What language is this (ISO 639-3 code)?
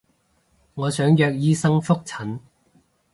yue